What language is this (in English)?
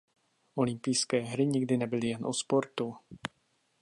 Czech